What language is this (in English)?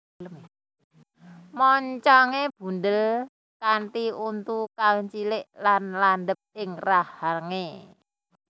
Javanese